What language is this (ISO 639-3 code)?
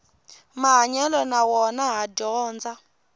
tso